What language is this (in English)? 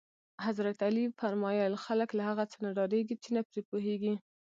Pashto